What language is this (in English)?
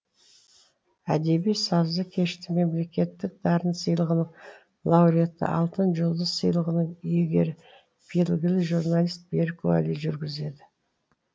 Kazakh